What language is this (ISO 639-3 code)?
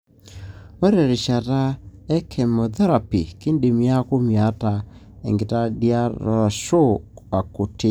mas